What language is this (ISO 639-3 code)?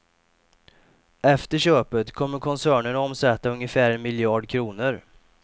swe